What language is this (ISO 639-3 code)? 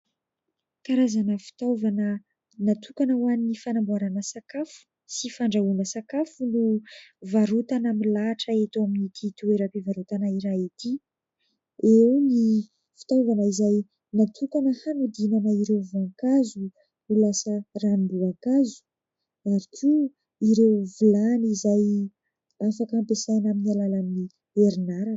mlg